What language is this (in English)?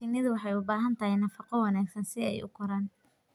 Somali